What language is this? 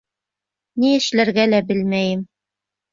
Bashkir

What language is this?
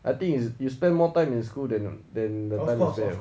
English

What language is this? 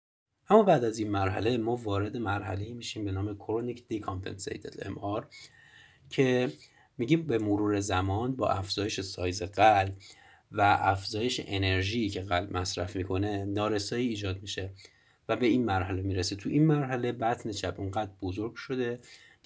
Persian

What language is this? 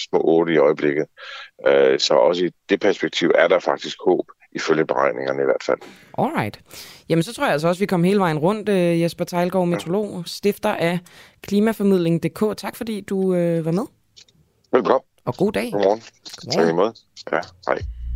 Danish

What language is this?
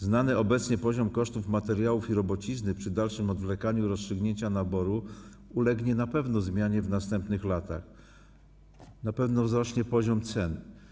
Polish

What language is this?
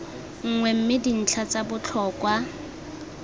Tswana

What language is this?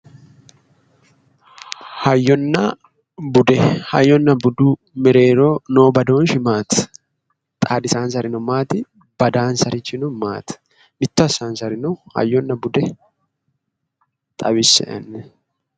Sidamo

